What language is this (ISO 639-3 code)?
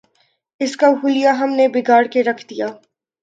urd